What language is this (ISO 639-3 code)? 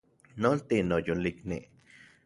ncx